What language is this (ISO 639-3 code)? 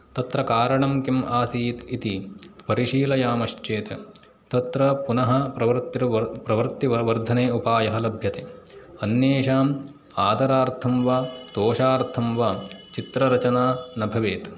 san